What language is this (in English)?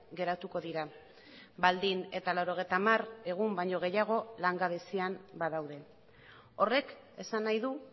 Basque